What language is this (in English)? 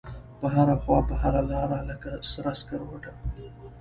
Pashto